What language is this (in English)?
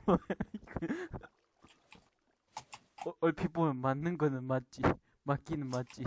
Korean